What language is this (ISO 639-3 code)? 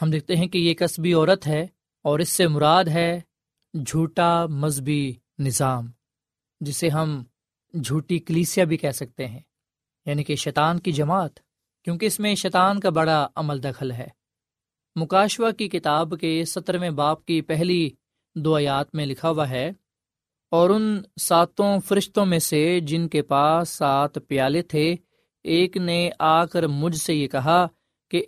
urd